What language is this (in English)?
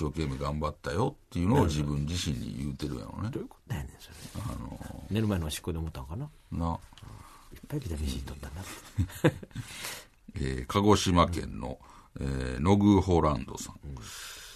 Japanese